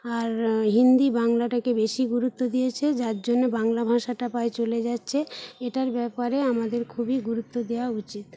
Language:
Bangla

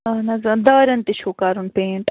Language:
Kashmiri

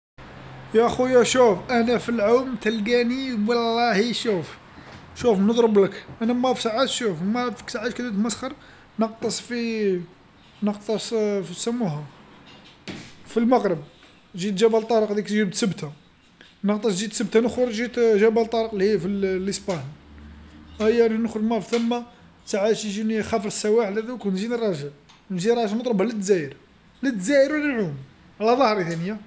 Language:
Algerian Arabic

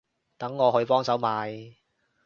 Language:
Cantonese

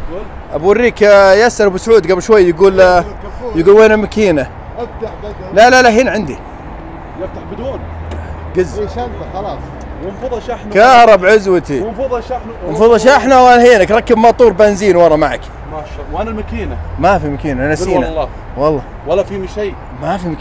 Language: Arabic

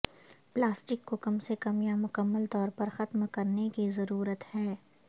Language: Urdu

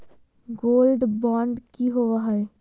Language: Magahi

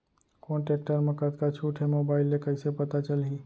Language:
Chhattisgarhi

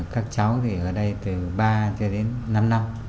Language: Vietnamese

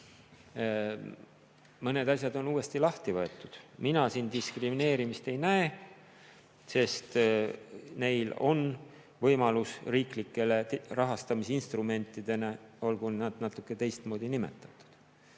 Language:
Estonian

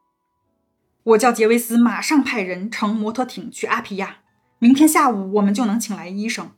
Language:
Chinese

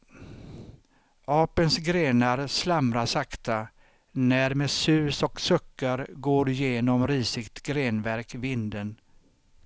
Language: Swedish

